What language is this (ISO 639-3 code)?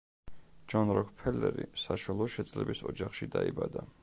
kat